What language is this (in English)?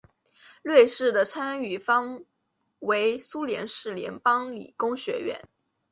Chinese